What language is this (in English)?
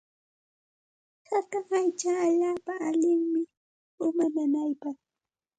Santa Ana de Tusi Pasco Quechua